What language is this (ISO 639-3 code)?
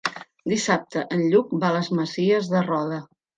cat